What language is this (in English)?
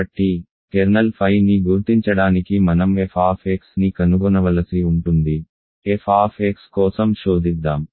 Telugu